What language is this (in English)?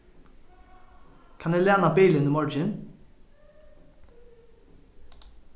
Faroese